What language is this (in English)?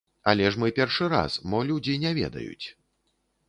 Belarusian